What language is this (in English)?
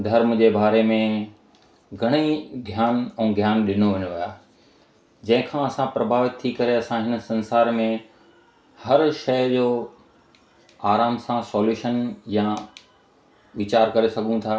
Sindhi